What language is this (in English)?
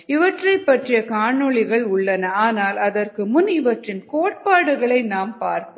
Tamil